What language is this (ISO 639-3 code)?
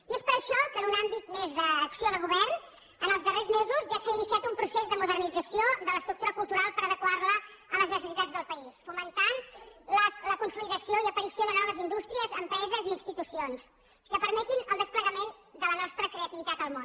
cat